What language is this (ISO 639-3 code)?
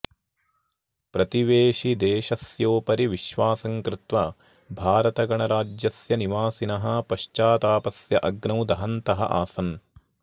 san